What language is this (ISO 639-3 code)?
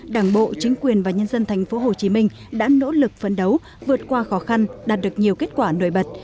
vie